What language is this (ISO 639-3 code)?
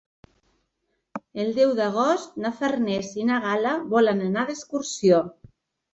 cat